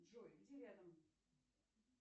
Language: Russian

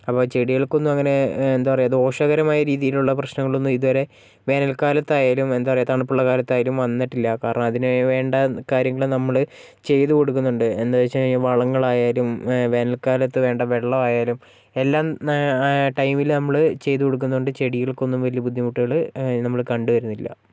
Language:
Malayalam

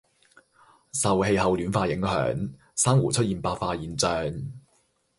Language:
Cantonese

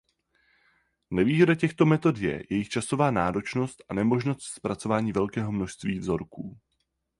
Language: Czech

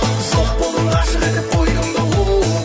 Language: Kazakh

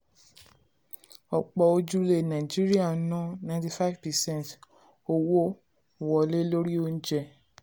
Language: Yoruba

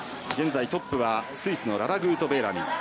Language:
Japanese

